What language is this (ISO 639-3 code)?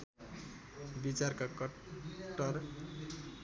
nep